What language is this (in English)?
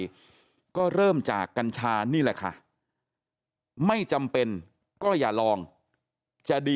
Thai